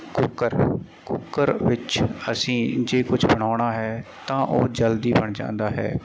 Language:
Punjabi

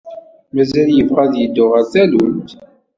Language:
Kabyle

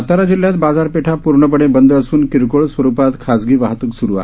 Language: Marathi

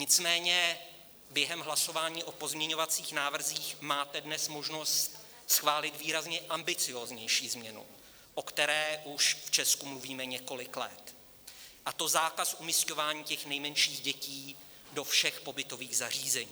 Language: Czech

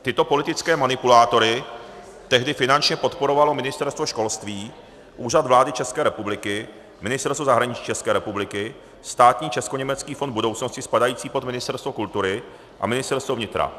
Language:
Czech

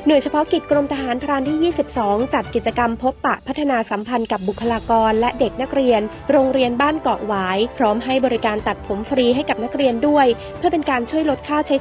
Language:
Thai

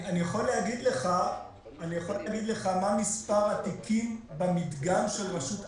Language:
Hebrew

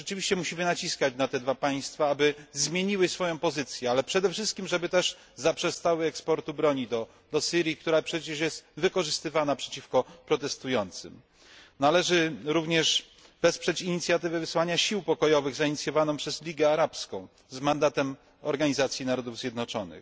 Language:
Polish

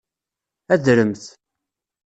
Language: Kabyle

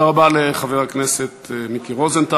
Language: Hebrew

